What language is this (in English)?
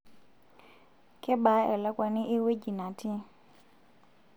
Masai